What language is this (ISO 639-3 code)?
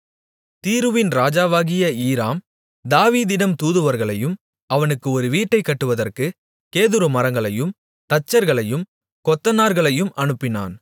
tam